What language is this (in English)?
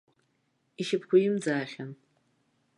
Abkhazian